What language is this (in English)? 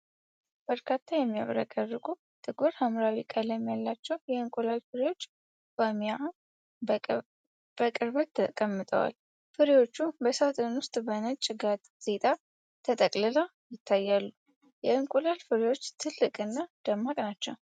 Amharic